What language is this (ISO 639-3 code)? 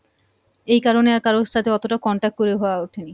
ben